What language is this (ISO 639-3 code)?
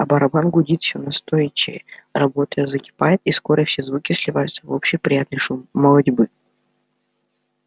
rus